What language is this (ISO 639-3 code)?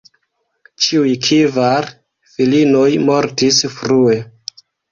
epo